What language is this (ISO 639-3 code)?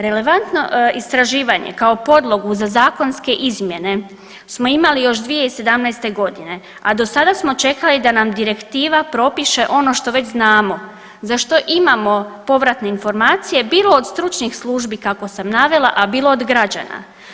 hrv